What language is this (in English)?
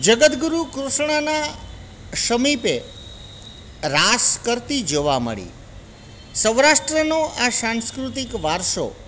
Gujarati